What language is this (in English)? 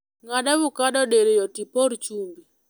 Luo (Kenya and Tanzania)